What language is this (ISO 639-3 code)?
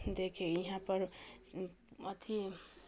mai